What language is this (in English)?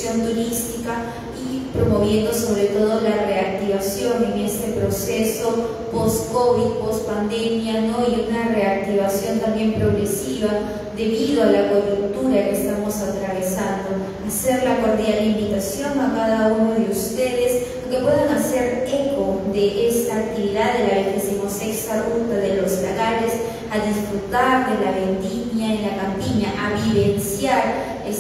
Spanish